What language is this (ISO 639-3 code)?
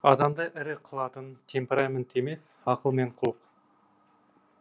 kaz